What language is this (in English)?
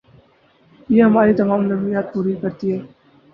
Urdu